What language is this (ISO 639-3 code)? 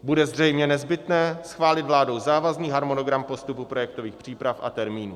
ces